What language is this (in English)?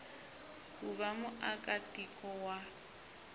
Tsonga